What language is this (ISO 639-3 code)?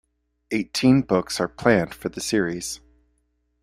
eng